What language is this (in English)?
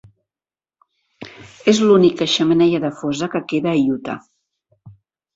Catalan